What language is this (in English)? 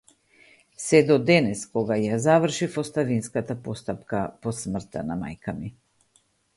Macedonian